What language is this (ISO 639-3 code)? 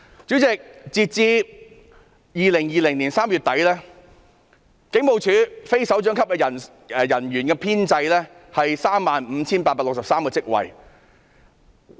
yue